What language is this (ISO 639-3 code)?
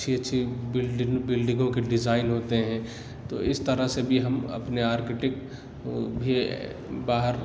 urd